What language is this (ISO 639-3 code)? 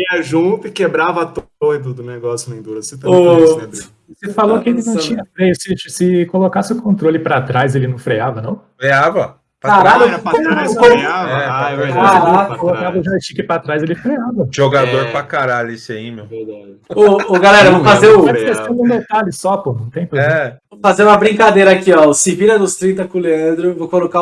por